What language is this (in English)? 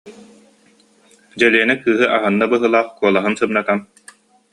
Yakut